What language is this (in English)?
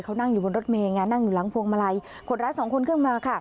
Thai